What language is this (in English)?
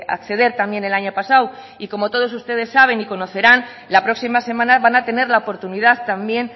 Spanish